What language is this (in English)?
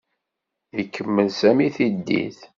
Kabyle